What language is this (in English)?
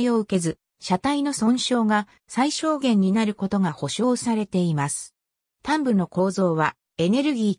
Japanese